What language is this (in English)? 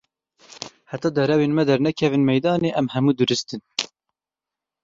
Kurdish